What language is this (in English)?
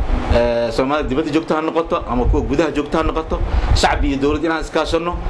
Arabic